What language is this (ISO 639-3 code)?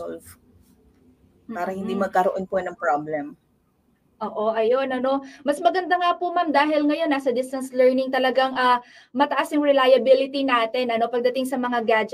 fil